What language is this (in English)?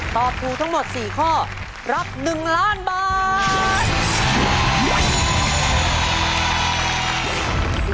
Thai